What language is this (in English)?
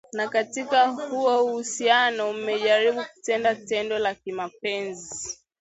Swahili